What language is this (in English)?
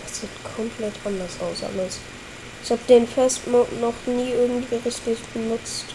German